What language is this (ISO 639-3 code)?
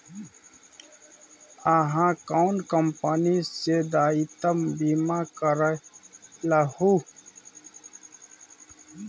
mai